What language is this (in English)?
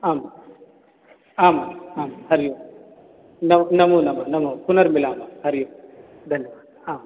Sanskrit